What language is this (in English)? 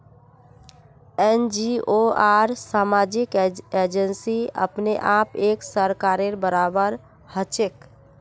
Magahi